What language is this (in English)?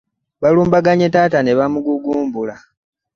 Ganda